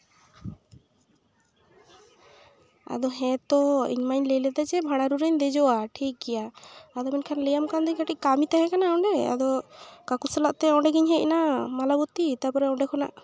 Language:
Santali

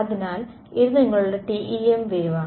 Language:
Malayalam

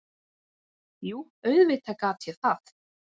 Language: Icelandic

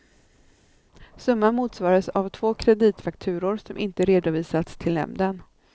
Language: Swedish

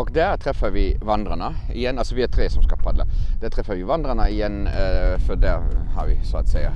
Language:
Swedish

